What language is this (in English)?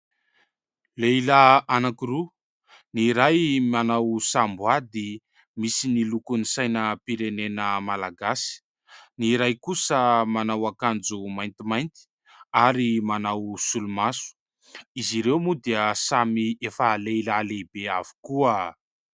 Malagasy